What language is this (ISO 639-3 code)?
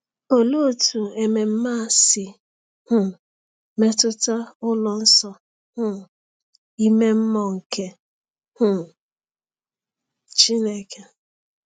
ibo